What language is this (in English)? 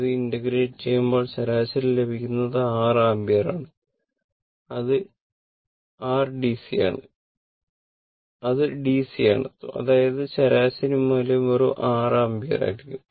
Malayalam